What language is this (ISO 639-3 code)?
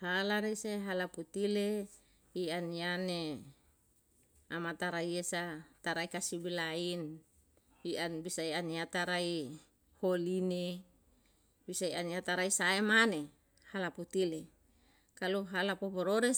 jal